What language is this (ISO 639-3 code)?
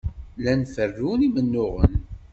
kab